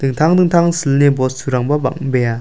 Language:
Garo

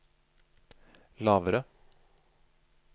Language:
Norwegian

